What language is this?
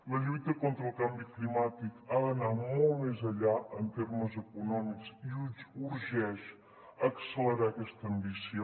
Catalan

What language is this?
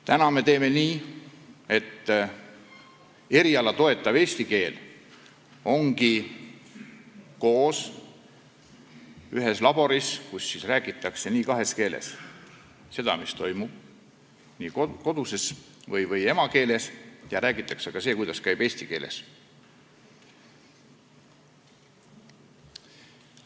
Estonian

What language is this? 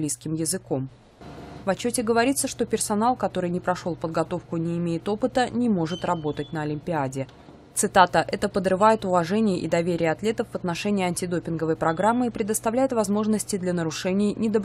Russian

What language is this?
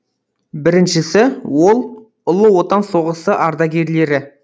Kazakh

